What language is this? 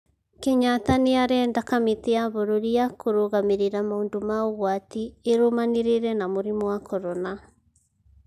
Kikuyu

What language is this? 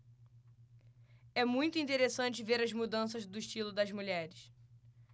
Portuguese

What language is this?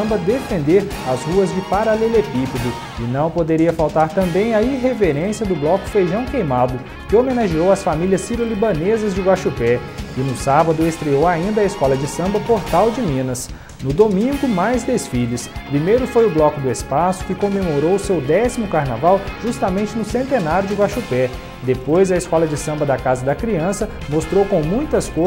Portuguese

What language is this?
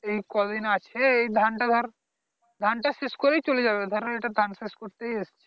Bangla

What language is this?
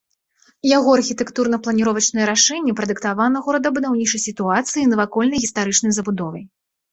Belarusian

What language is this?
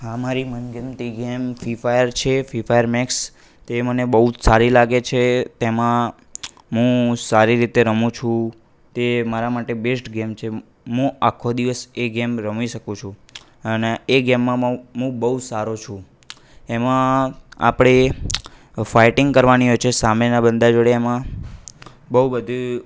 Gujarati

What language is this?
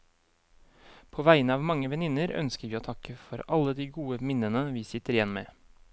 Norwegian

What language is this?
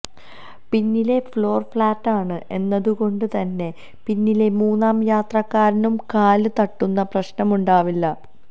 Malayalam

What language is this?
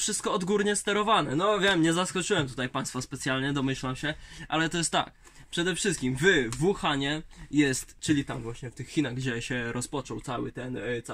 Polish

